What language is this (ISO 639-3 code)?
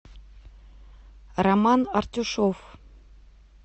rus